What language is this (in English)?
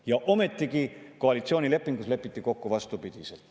Estonian